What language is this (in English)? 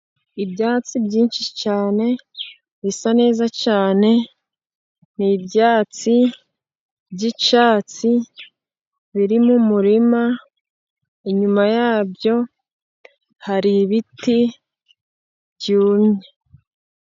Kinyarwanda